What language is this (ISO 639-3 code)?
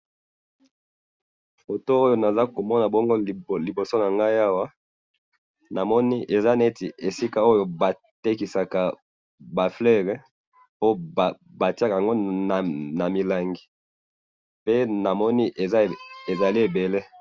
lin